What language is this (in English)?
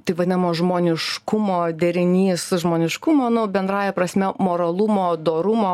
Lithuanian